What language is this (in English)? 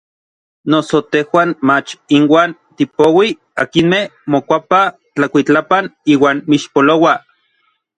Orizaba Nahuatl